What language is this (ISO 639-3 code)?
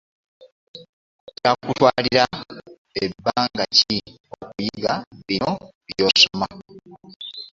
lug